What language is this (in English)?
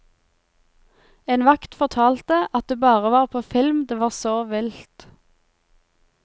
Norwegian